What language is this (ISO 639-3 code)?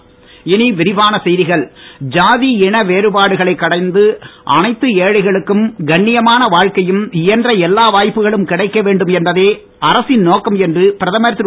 tam